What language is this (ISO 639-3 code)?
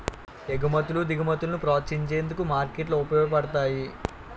tel